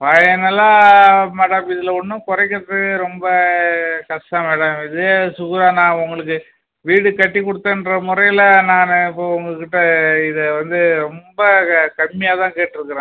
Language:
Tamil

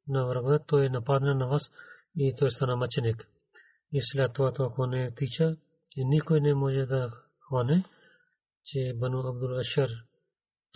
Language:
Bulgarian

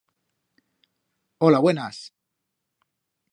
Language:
Aragonese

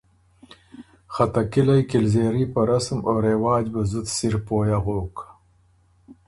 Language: Ormuri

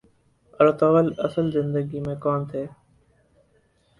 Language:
Urdu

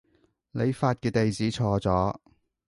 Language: Cantonese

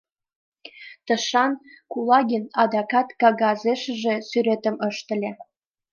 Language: Mari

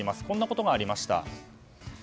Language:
Japanese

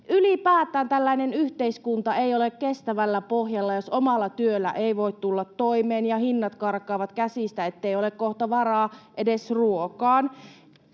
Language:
Finnish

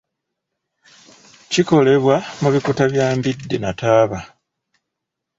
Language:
Ganda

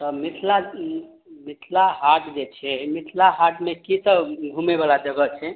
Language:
Maithili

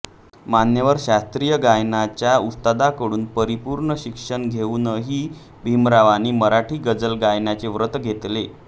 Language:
Marathi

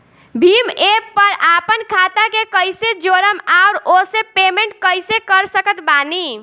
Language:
Bhojpuri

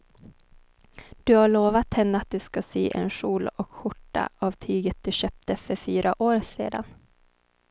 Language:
Swedish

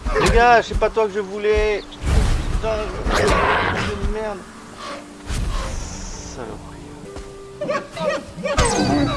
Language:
French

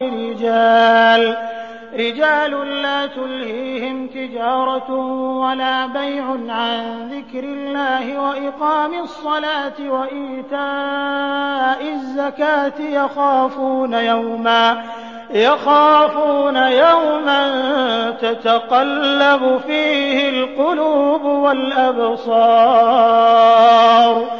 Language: Arabic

